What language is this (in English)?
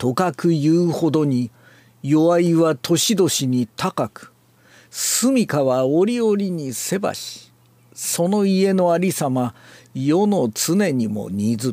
Japanese